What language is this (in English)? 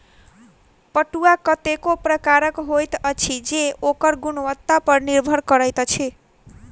Maithili